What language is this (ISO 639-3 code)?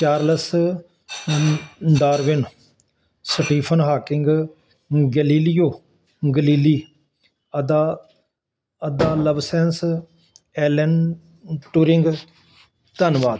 pan